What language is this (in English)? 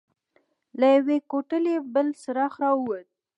Pashto